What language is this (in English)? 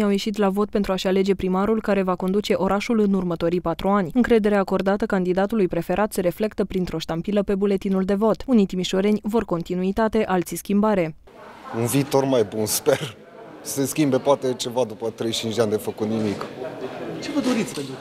Romanian